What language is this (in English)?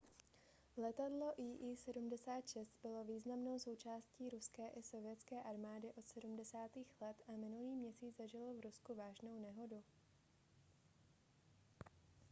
Czech